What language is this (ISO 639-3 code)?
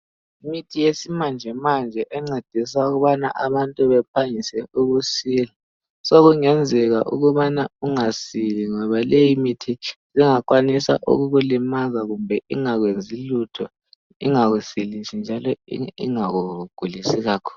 nde